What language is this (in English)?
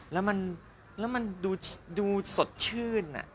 Thai